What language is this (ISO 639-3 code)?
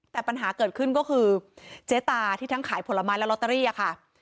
tha